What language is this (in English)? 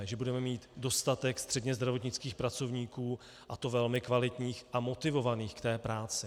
Czech